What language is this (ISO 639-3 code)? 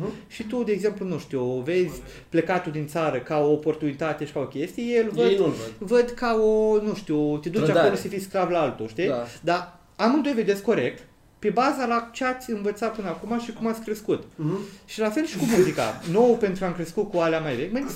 ron